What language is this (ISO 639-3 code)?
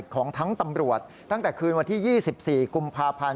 tha